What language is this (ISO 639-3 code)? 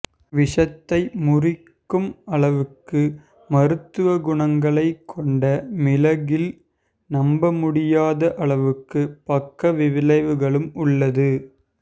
tam